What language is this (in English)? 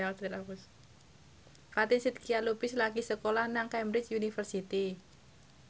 Javanese